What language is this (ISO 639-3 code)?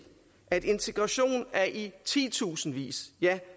dan